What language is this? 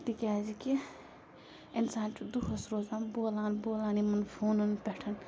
Kashmiri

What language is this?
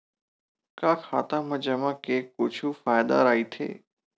Chhattisgarhi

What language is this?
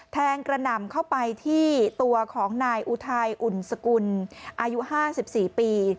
Thai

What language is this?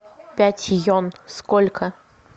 Russian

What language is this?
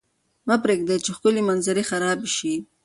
Pashto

